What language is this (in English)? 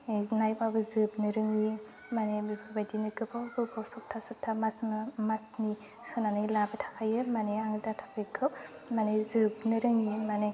Bodo